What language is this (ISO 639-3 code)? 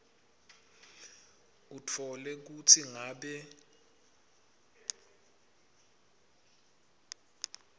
ssw